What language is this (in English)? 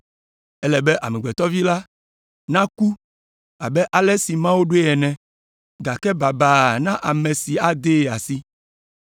Ewe